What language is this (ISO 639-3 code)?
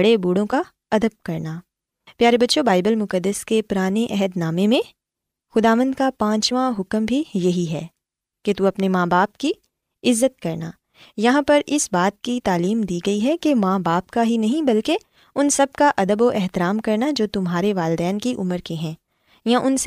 urd